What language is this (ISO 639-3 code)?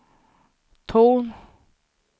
swe